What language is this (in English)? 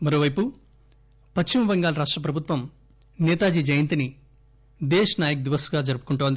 Telugu